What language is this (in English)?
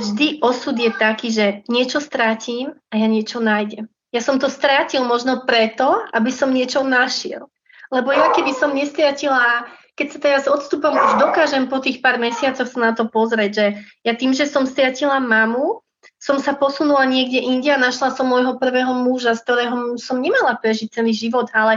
Slovak